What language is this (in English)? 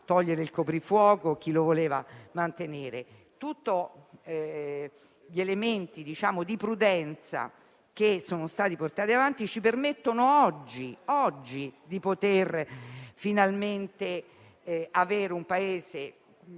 Italian